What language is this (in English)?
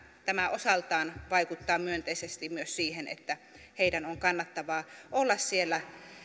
Finnish